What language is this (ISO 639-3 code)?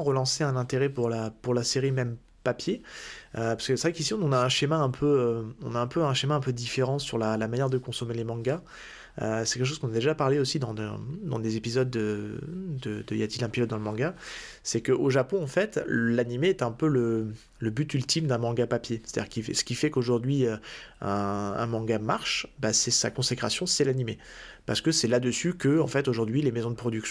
fra